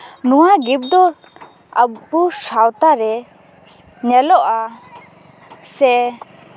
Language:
Santali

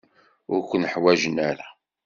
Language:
Kabyle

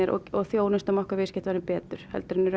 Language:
Icelandic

